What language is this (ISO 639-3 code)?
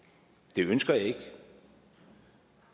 dan